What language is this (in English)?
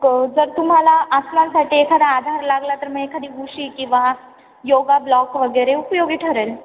Marathi